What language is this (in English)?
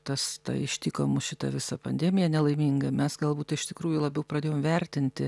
Lithuanian